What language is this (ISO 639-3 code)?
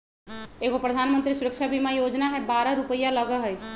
mag